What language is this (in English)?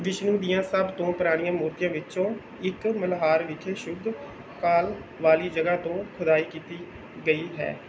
Punjabi